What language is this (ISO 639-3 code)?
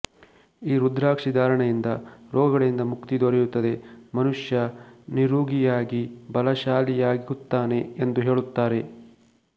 kan